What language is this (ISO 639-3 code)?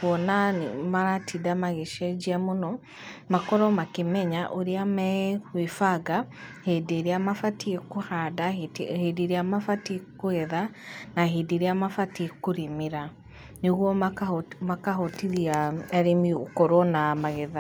kik